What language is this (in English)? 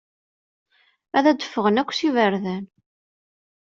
Kabyle